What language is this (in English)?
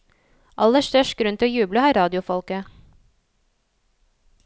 Norwegian